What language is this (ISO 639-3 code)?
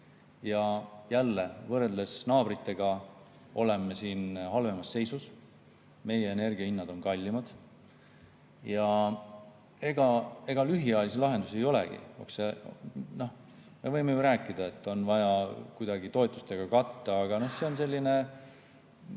est